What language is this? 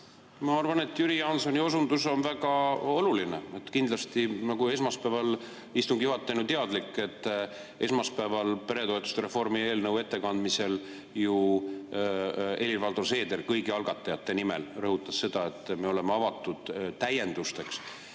Estonian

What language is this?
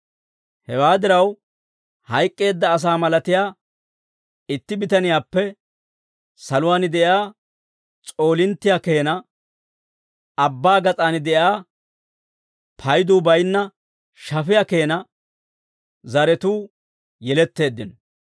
Dawro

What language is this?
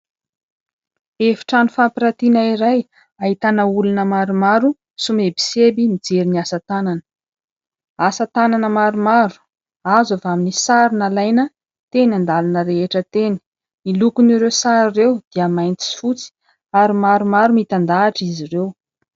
Malagasy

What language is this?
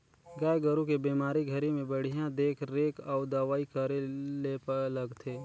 Chhattisgarhi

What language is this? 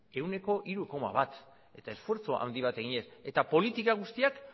Basque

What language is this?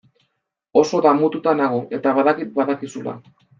Basque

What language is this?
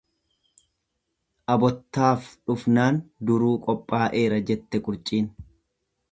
Oromo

